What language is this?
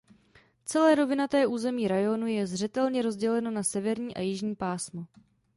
Czech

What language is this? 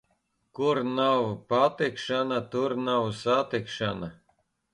Latvian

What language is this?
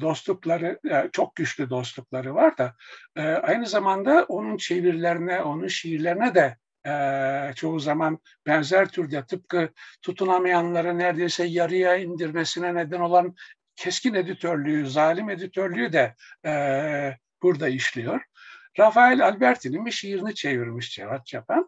Turkish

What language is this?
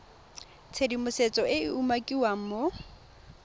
Tswana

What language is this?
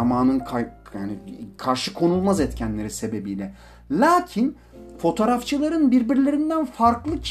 Turkish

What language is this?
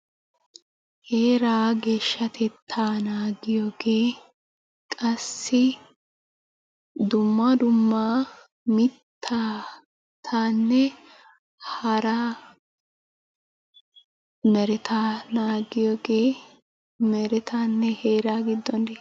Wolaytta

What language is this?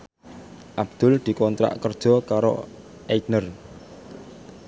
Javanese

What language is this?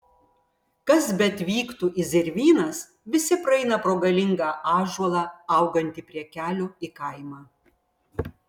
Lithuanian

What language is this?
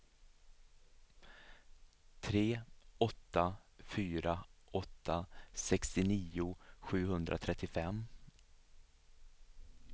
Swedish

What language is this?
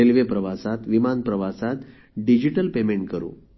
Marathi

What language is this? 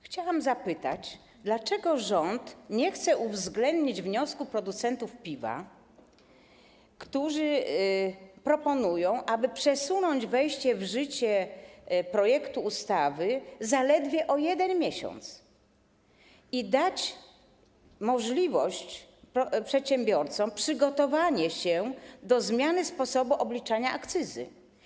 Polish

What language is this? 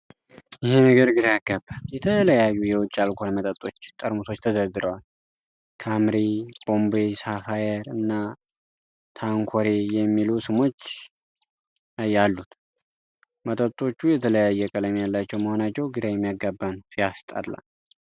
Amharic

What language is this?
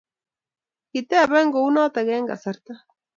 Kalenjin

